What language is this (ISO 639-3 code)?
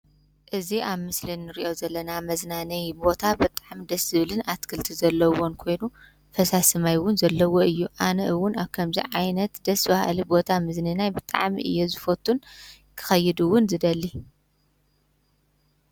tir